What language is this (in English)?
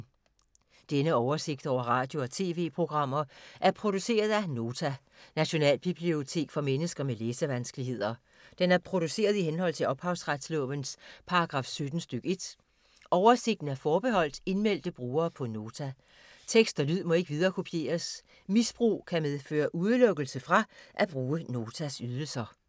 Danish